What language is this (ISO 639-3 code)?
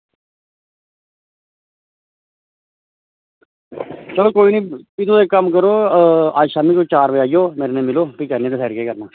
doi